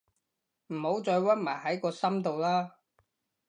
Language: Cantonese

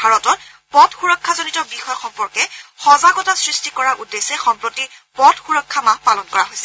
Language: Assamese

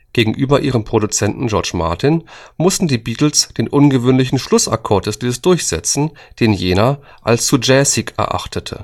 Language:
German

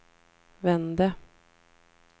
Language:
Swedish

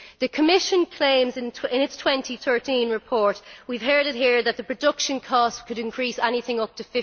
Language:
English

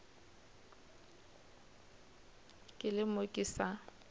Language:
Northern Sotho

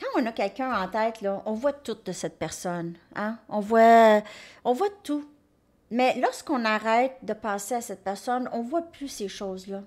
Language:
French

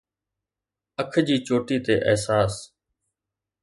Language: Sindhi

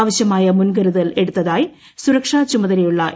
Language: Malayalam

